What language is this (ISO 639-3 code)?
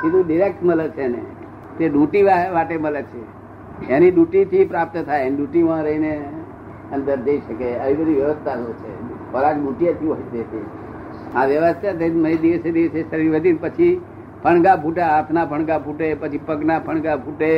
guj